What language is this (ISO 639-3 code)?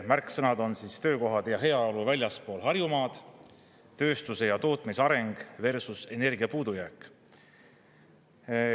est